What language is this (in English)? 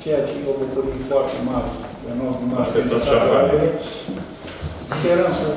Romanian